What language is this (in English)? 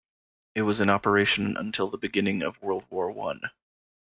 English